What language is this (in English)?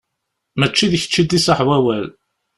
Kabyle